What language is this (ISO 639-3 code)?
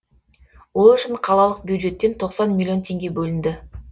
kaz